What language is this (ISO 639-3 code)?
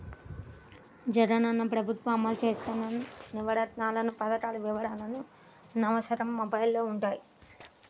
tel